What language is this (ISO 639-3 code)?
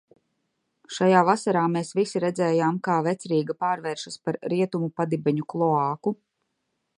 lav